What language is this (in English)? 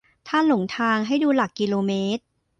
Thai